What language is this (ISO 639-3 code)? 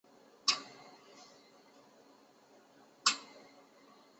zho